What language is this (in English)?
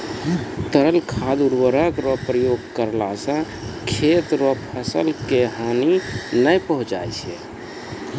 Maithili